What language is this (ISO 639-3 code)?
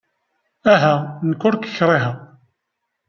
kab